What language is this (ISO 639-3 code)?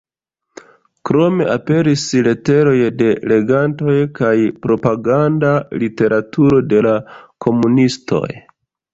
epo